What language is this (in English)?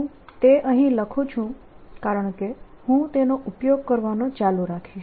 Gujarati